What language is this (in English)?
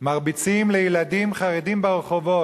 Hebrew